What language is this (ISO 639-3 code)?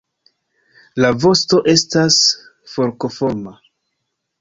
epo